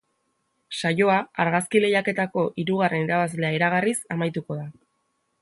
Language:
Basque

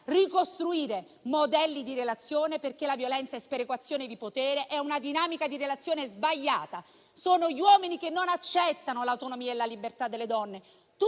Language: Italian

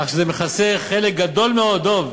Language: Hebrew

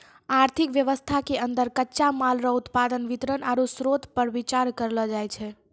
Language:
Maithili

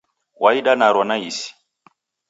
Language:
Taita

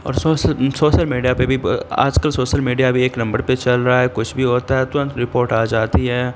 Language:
Urdu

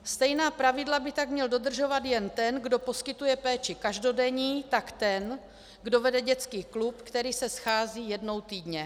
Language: Czech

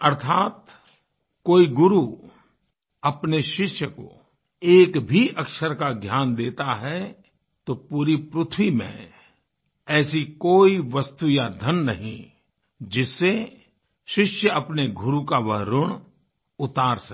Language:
Hindi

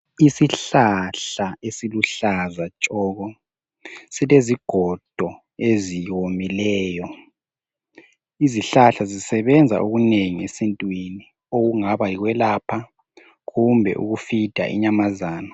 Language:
North Ndebele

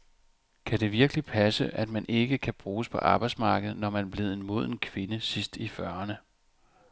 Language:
Danish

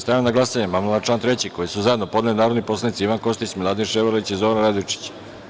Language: Serbian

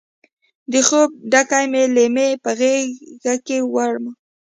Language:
Pashto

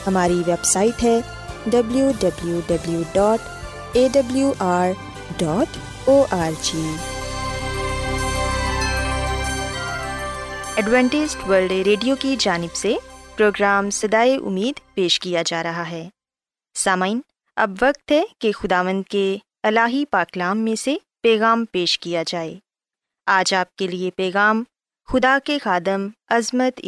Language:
Urdu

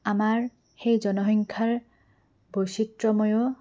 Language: Assamese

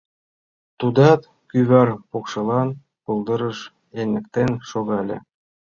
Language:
Mari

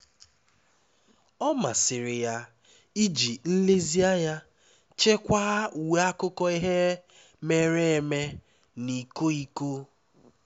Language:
Igbo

